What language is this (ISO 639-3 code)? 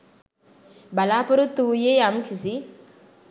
sin